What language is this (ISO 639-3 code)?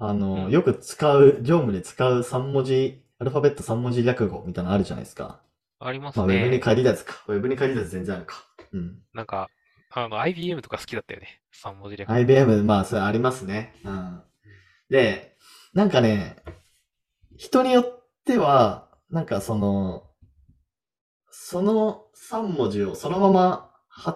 jpn